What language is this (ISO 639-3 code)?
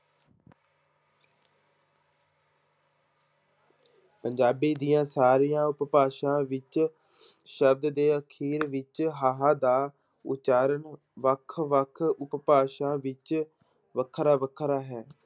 pan